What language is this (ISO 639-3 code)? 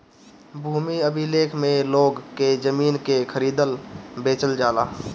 bho